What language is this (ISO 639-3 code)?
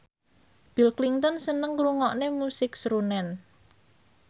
jav